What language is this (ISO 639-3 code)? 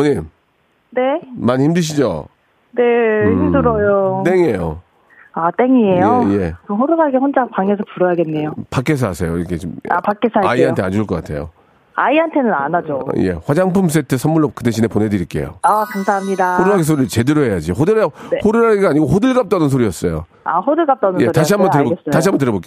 kor